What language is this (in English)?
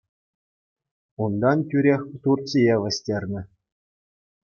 Chuvash